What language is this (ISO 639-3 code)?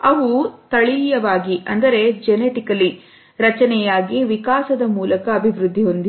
kan